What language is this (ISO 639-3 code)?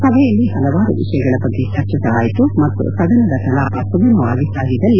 kan